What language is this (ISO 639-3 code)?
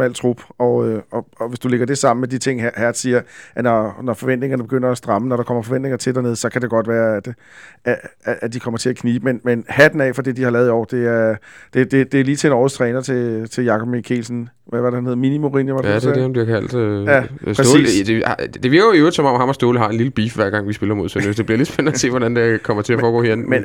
dan